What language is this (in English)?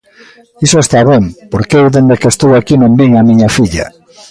Galician